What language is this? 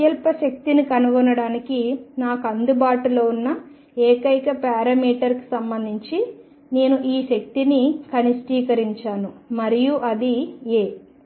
Telugu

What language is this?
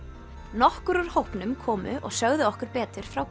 Icelandic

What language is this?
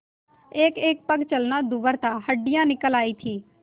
Hindi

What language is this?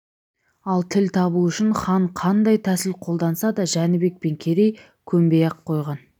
Kazakh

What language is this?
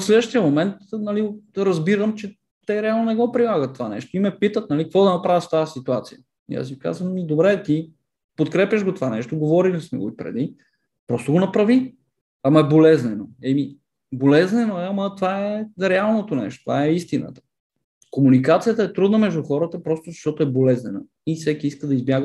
Bulgarian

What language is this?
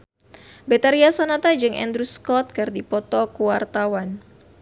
Sundanese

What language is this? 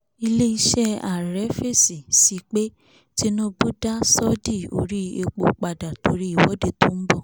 Yoruba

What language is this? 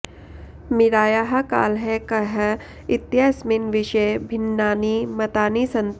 Sanskrit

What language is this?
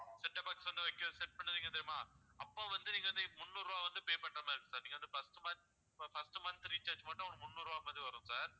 Tamil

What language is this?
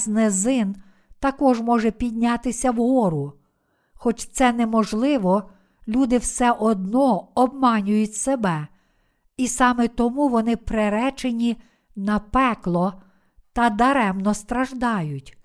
Ukrainian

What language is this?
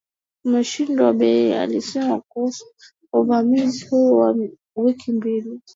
Swahili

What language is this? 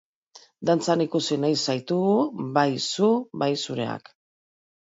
Basque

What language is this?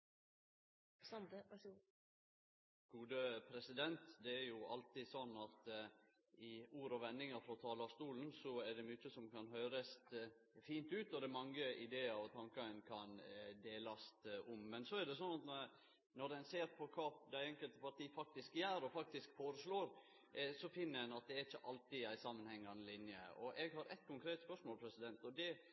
Norwegian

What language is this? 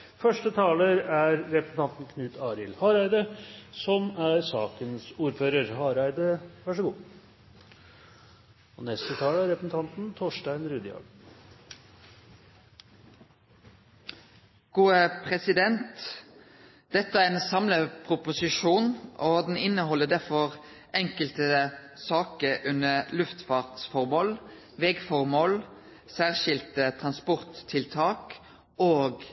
Norwegian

